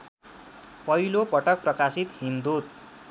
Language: Nepali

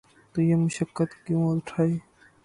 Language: Urdu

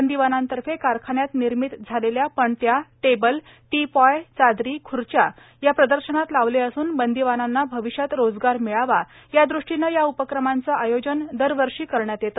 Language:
Marathi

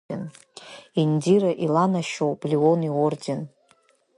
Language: Abkhazian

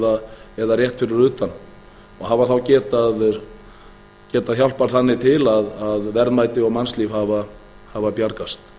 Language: Icelandic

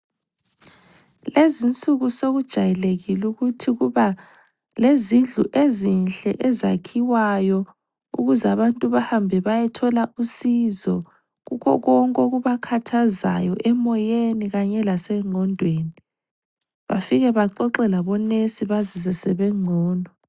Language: North Ndebele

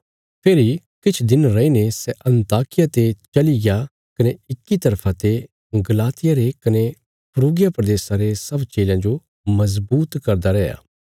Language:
Bilaspuri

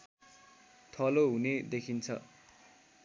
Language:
Nepali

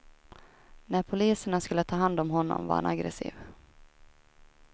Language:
Swedish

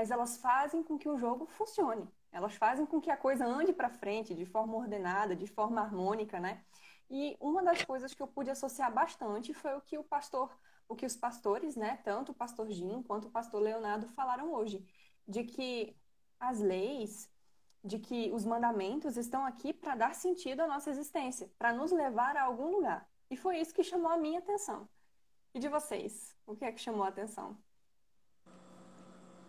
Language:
Portuguese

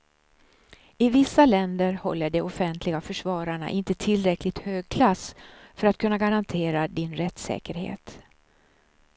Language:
Swedish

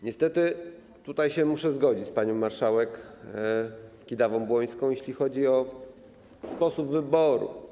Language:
Polish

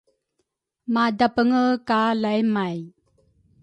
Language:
Rukai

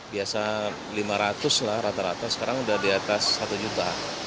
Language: Indonesian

